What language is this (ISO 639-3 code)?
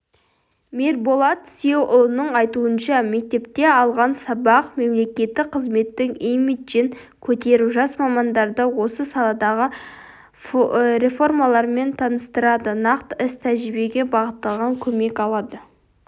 kaz